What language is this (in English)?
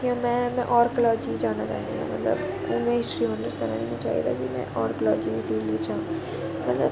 Dogri